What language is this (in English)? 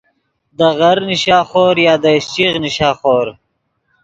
Yidgha